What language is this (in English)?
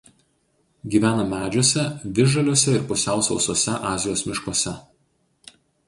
Lithuanian